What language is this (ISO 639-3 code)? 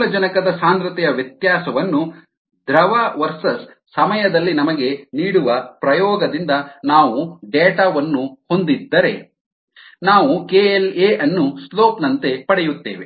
kan